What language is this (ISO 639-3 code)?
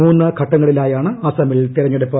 mal